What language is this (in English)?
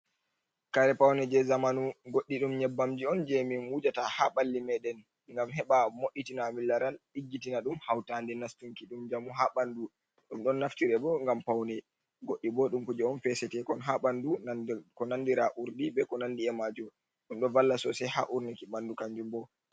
Fula